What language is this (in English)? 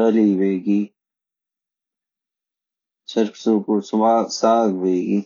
Garhwali